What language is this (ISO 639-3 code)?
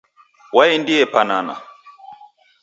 dav